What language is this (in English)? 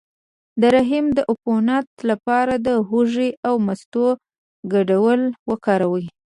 Pashto